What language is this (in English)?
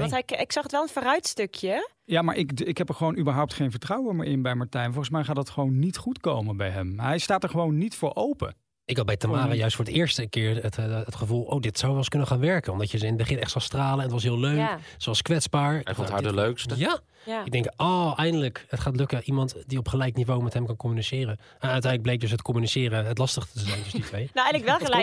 Dutch